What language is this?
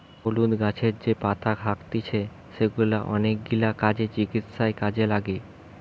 Bangla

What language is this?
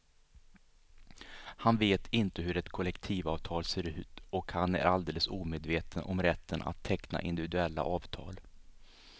Swedish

